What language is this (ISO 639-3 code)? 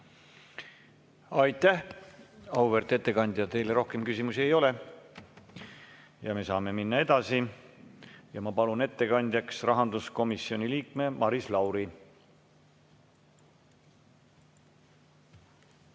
est